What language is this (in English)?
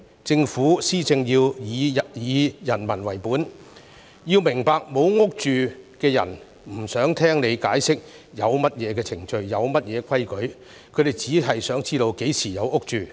Cantonese